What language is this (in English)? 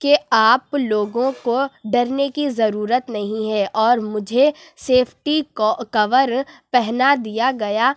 Urdu